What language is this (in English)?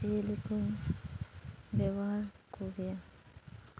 Santali